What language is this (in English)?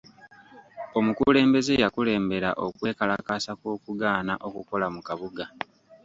Ganda